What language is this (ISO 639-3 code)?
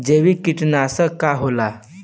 bho